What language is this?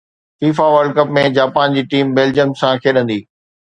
Sindhi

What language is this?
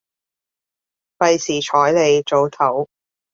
Cantonese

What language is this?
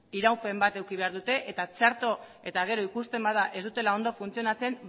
Basque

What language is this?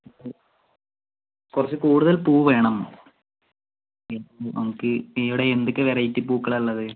Malayalam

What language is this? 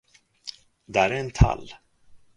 Swedish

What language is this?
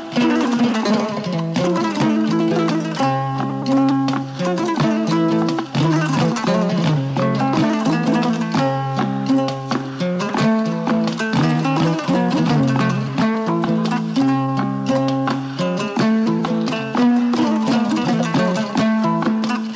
Fula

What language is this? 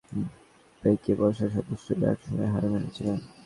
Bangla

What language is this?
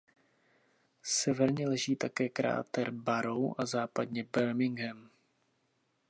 Czech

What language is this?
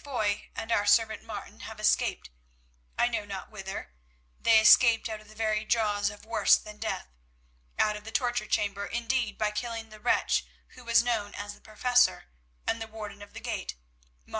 English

